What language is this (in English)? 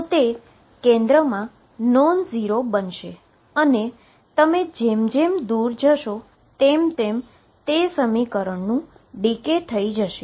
Gujarati